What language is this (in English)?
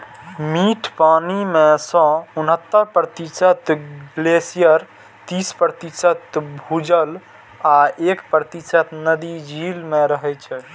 Maithili